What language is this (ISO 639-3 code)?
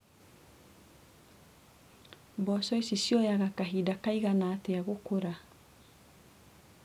kik